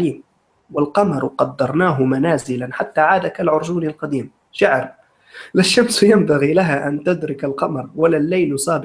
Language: Arabic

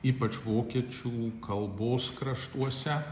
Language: Lithuanian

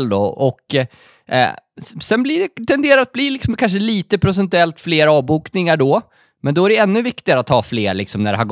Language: Swedish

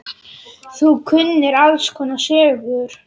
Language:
Icelandic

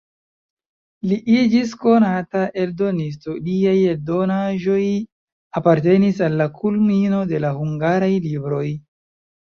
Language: Esperanto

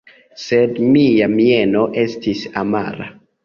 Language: Esperanto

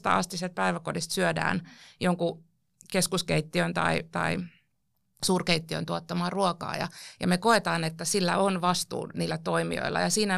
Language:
Finnish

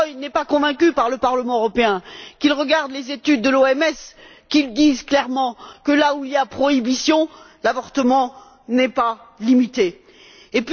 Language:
French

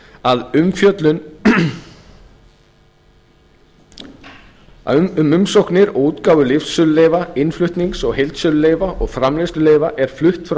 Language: Icelandic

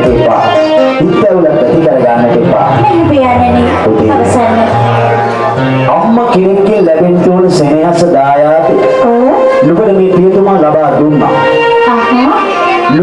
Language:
Sinhala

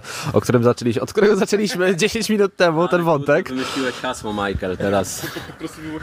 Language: Polish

